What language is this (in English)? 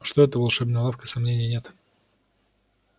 Russian